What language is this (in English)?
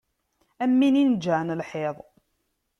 Kabyle